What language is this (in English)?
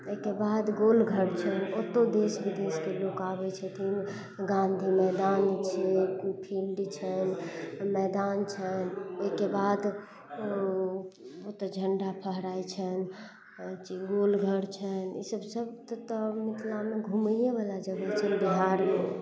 Maithili